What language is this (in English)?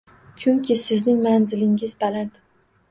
Uzbek